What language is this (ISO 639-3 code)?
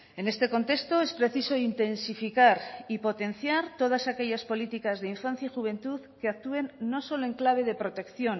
spa